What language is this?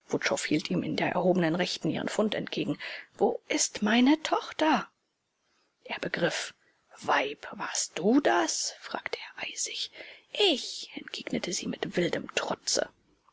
German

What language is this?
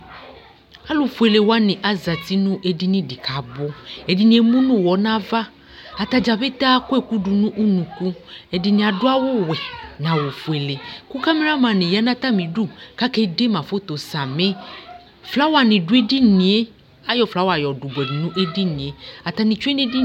Ikposo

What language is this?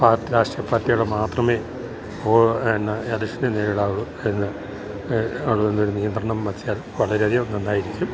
Malayalam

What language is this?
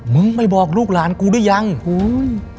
Thai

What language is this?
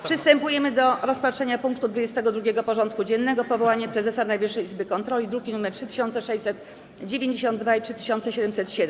Polish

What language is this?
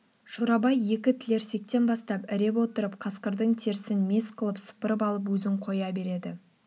Kazakh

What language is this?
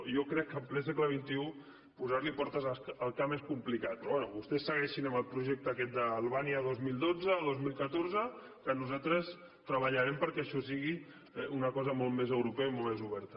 Catalan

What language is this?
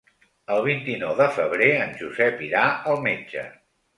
Catalan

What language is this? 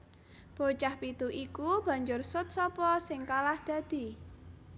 Javanese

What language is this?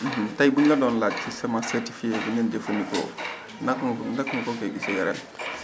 Wolof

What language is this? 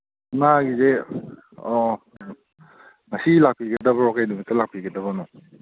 Manipuri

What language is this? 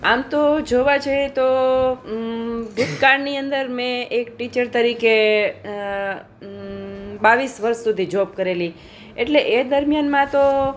Gujarati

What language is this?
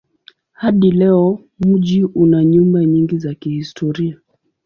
Swahili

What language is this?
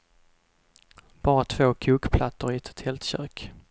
Swedish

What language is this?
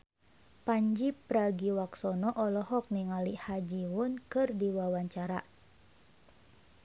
Sundanese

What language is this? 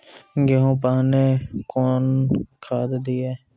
Maithili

